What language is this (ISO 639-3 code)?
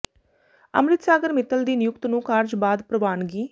pan